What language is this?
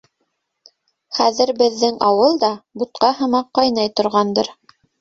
Bashkir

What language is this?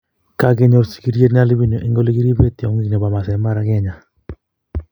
Kalenjin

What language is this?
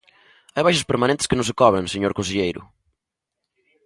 Galician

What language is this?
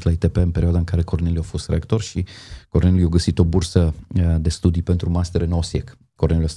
Romanian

